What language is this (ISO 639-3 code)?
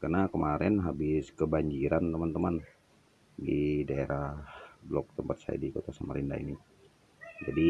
ind